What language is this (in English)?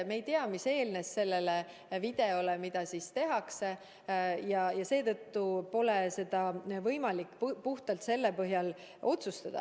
Estonian